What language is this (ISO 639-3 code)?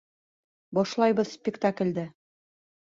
bak